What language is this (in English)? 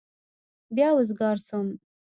Pashto